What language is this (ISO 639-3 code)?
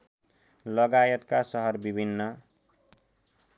nep